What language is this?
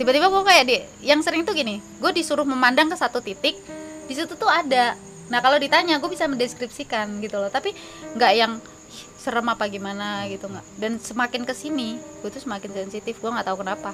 Indonesian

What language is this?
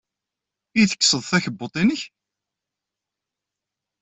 Kabyle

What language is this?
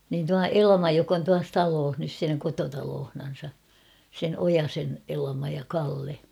Finnish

